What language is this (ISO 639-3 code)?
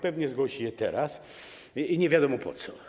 pol